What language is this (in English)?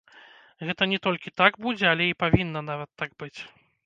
Belarusian